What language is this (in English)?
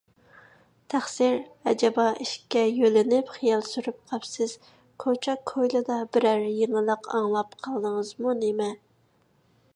Uyghur